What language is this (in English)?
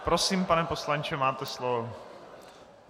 Czech